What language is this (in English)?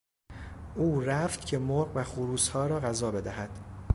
Persian